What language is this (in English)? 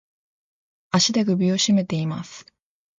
Japanese